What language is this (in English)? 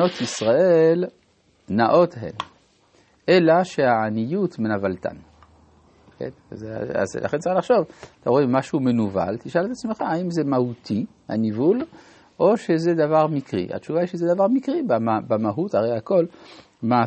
Hebrew